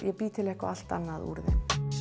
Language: Icelandic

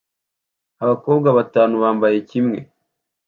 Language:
Kinyarwanda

